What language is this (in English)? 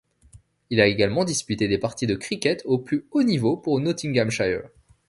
French